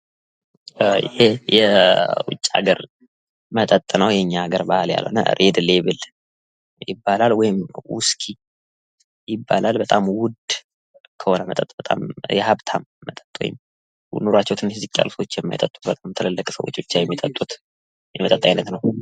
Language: Amharic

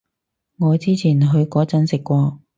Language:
Cantonese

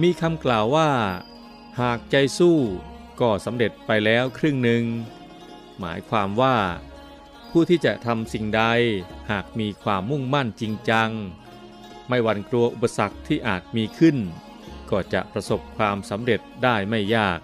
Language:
Thai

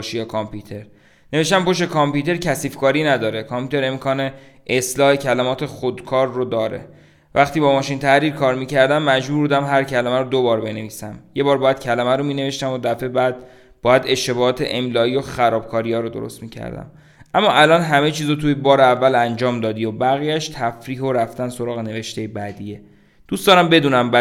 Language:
Persian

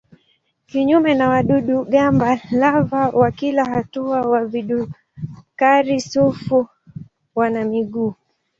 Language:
Swahili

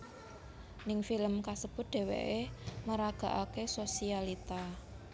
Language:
Javanese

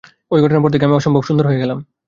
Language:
Bangla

